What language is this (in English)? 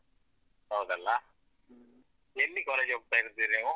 Kannada